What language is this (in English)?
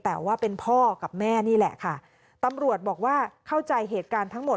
Thai